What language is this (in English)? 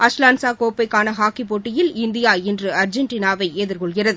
Tamil